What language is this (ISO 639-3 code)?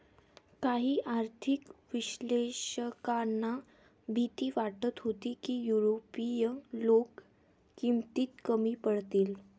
mar